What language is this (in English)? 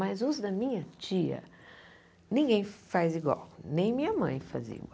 Portuguese